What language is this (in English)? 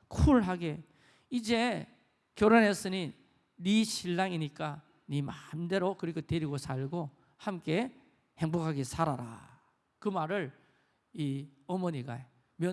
Korean